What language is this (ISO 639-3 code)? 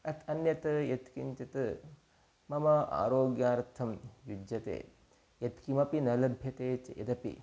san